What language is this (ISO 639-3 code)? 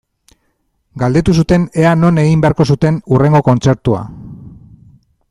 eus